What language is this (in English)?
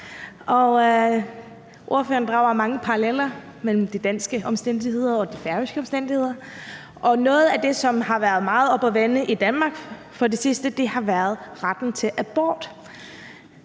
Danish